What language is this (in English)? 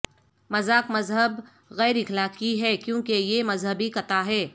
Urdu